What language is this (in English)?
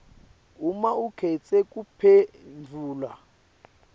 Swati